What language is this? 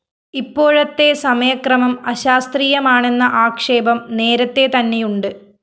Malayalam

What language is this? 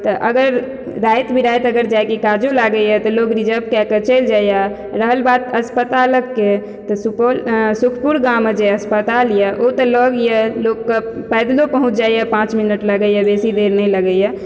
Maithili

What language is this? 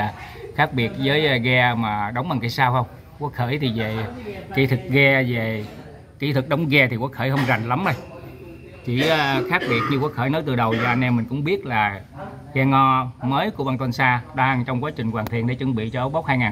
Vietnamese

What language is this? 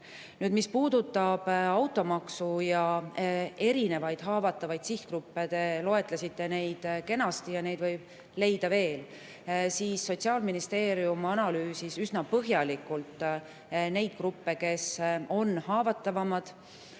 Estonian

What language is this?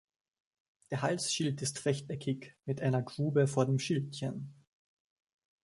German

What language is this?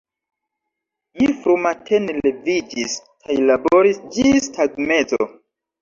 Esperanto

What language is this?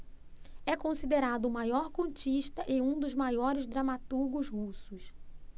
Portuguese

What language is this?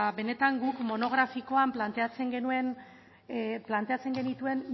Basque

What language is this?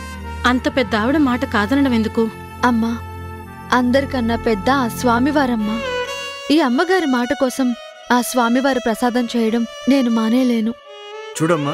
Telugu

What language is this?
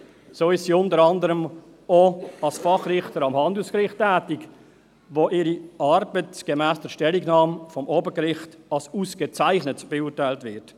Swiss German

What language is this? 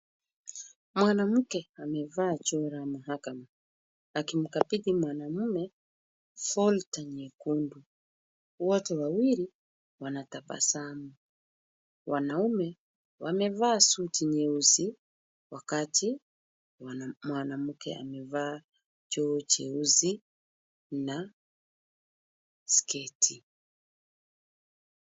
Swahili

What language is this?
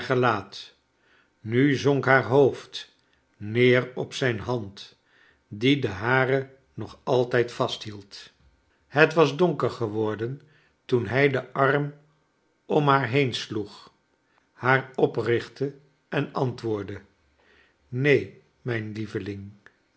Dutch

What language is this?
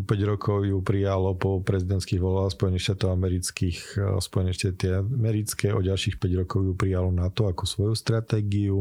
Slovak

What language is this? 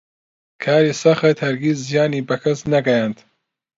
Central Kurdish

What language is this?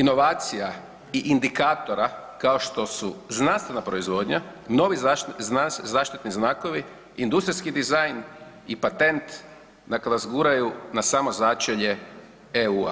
Croatian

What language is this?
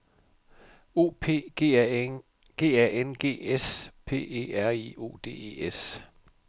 Danish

